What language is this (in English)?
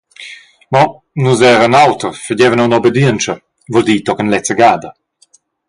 Romansh